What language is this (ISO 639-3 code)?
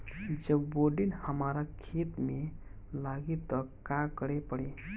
bho